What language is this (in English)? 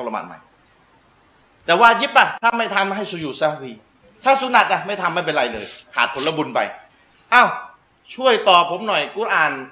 Thai